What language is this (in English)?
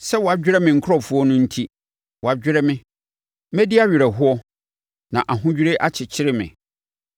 Akan